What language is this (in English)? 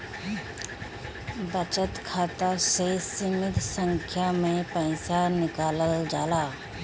Bhojpuri